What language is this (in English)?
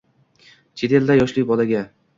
Uzbek